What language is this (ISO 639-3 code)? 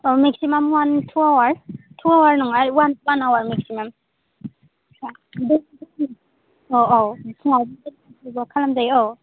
brx